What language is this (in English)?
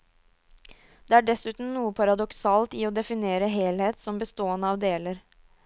Norwegian